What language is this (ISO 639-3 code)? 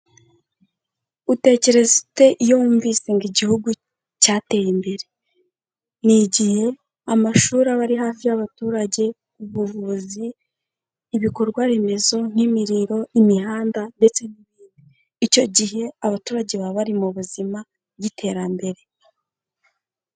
kin